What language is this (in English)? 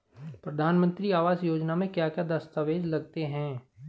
Hindi